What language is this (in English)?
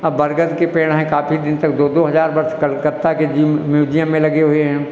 Hindi